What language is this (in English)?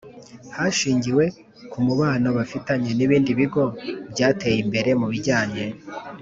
Kinyarwanda